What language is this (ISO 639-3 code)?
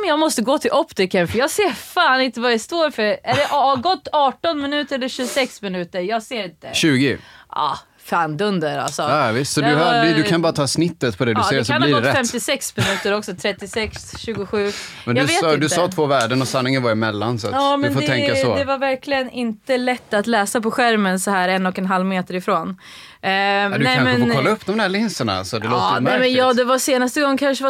swe